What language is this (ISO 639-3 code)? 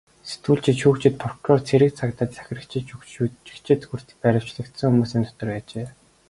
mon